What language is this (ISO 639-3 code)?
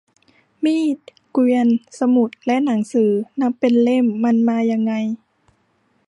tha